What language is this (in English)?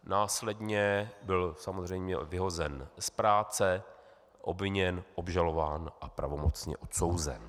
Czech